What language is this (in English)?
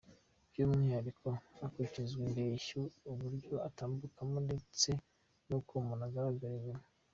Kinyarwanda